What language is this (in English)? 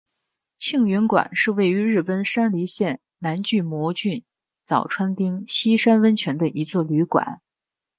Chinese